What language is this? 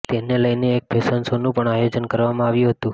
Gujarati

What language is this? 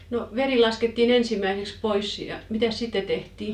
Finnish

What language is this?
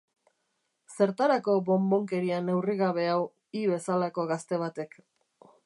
Basque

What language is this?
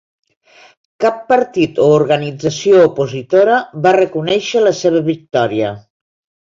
Catalan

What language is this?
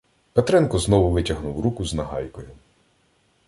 Ukrainian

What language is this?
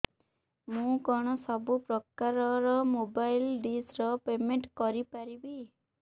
Odia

